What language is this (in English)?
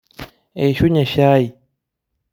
Masai